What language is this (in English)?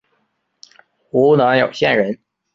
Chinese